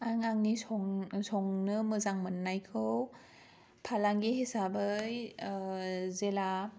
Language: Bodo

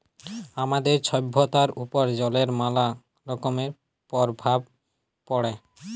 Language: Bangla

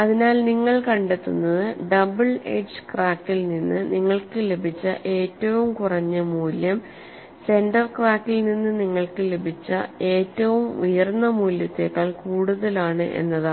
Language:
Malayalam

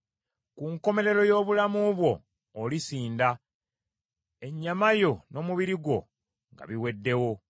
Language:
Ganda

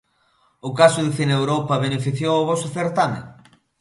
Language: Galician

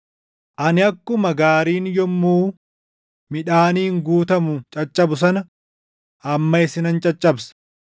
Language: Oromo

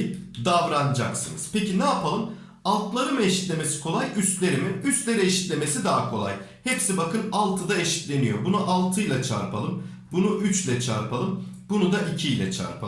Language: Turkish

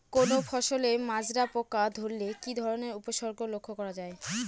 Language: Bangla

